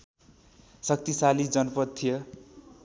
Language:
Nepali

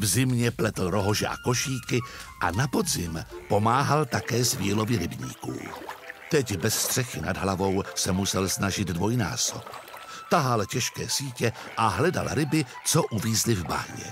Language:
Czech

